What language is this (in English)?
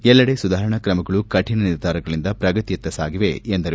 Kannada